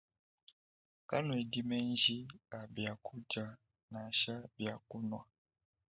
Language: Luba-Lulua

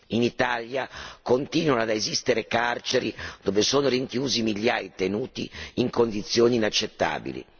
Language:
Italian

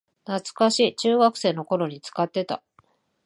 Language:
Japanese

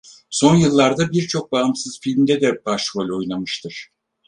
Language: Turkish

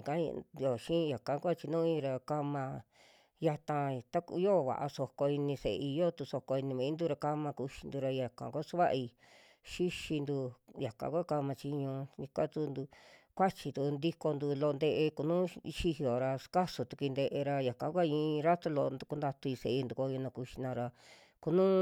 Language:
Western Juxtlahuaca Mixtec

